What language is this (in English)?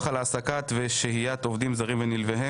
Hebrew